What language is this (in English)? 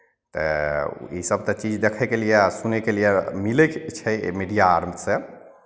Maithili